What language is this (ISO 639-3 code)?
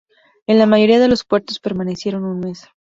spa